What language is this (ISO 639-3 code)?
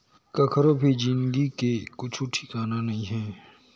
hne